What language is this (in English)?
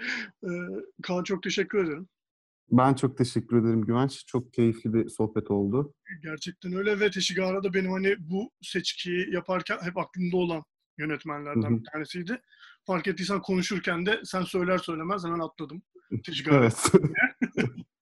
Turkish